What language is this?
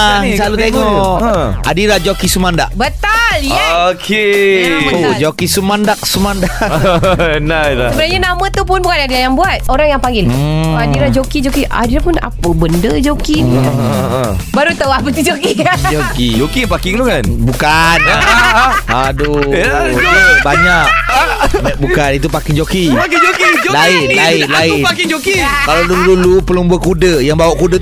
Malay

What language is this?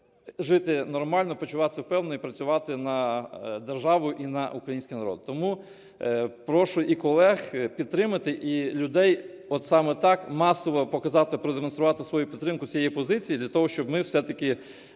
Ukrainian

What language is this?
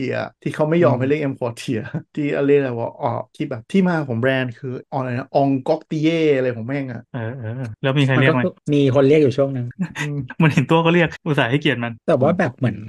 Thai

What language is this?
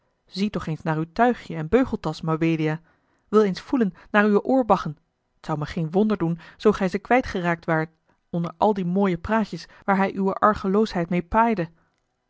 Dutch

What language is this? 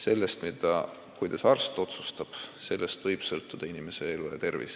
Estonian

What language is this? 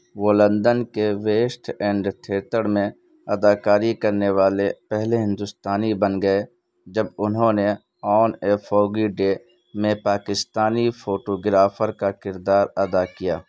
Urdu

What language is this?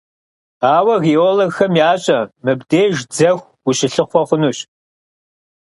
Kabardian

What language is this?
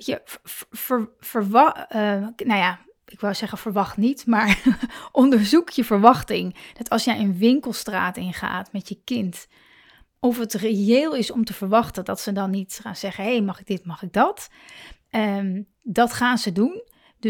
Dutch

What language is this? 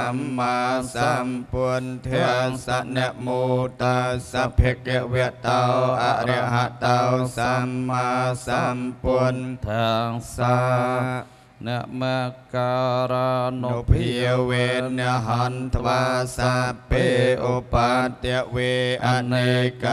Thai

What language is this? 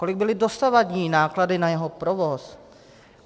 Czech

